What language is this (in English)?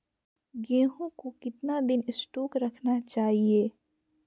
Magahi